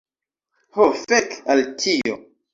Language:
Esperanto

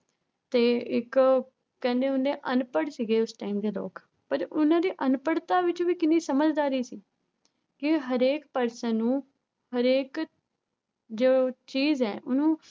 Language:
Punjabi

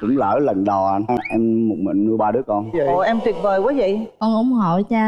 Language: Vietnamese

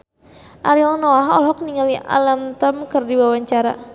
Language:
Sundanese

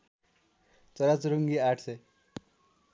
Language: Nepali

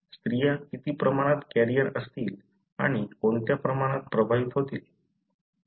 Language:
Marathi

